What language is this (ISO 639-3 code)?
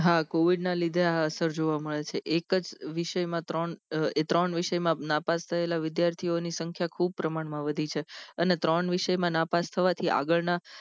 guj